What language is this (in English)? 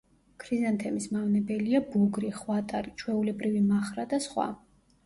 Georgian